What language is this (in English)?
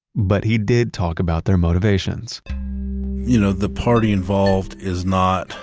English